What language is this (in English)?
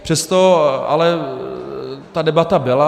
Czech